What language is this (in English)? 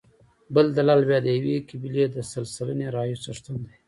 Pashto